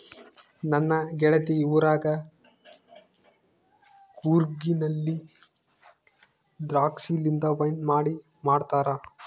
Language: Kannada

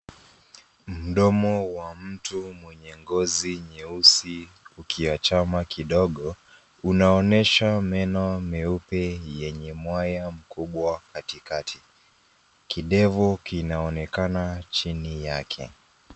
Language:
Swahili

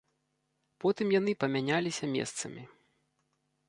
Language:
Belarusian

